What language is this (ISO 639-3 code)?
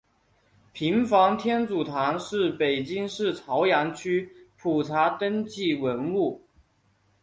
zho